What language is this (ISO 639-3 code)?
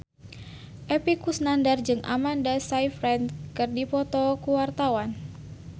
sun